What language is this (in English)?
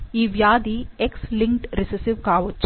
Telugu